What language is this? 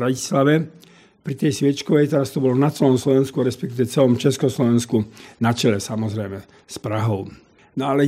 Slovak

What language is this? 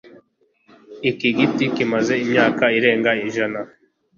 Kinyarwanda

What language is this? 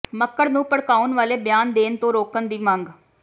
Punjabi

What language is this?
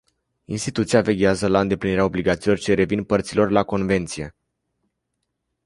Romanian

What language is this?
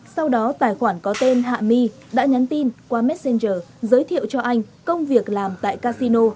Vietnamese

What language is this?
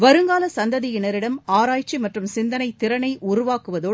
Tamil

